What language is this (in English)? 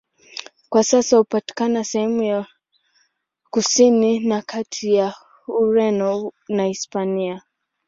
Swahili